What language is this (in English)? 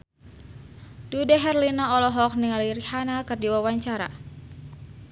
Sundanese